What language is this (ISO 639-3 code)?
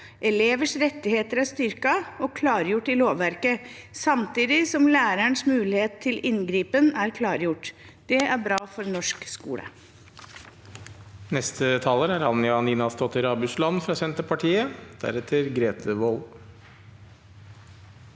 nor